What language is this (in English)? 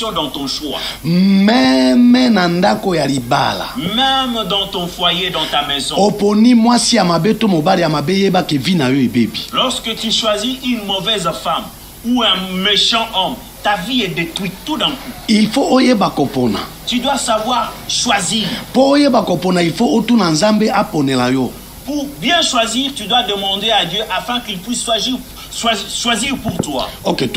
French